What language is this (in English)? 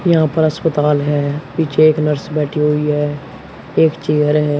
Hindi